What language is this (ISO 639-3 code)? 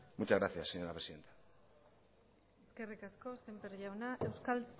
eus